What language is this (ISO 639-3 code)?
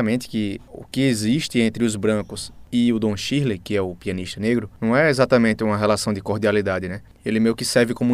por